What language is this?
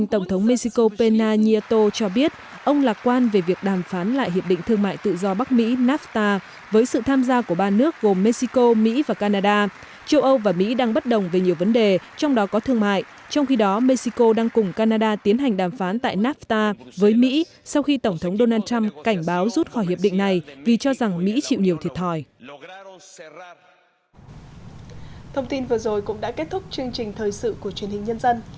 Vietnamese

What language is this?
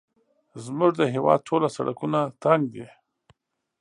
Pashto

